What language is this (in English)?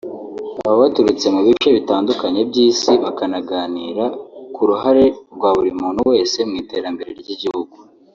Kinyarwanda